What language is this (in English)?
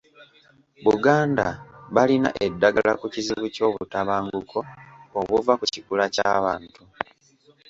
Ganda